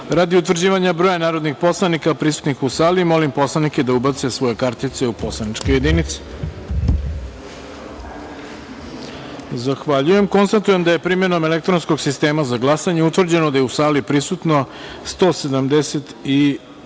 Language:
Serbian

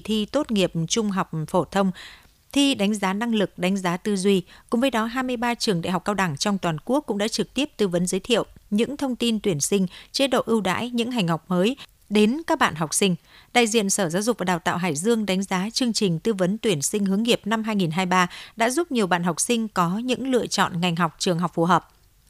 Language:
Vietnamese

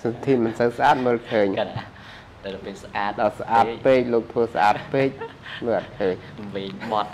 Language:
Thai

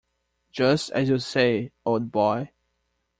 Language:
English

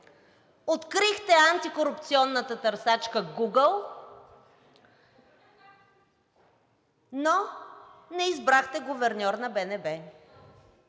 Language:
Bulgarian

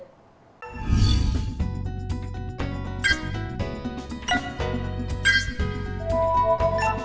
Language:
Vietnamese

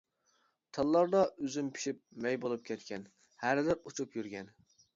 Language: Uyghur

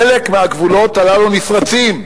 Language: Hebrew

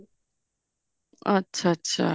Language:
Punjabi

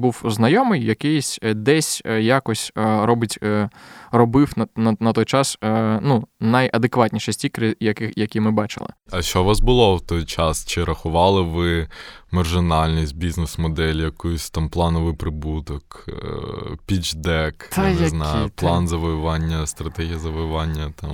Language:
Ukrainian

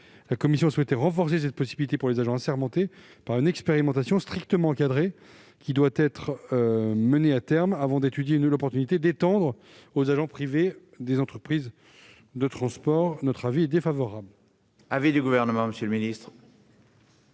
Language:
French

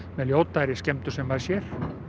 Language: Icelandic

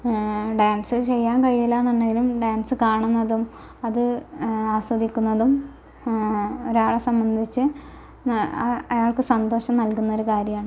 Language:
Malayalam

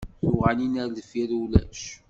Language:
Kabyle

